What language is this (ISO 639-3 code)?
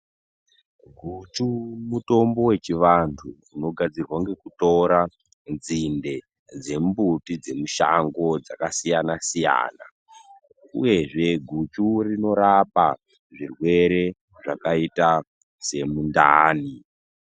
ndc